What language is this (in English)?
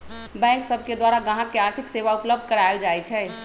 Magahi